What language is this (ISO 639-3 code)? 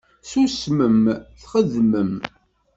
kab